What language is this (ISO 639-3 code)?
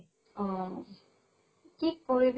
asm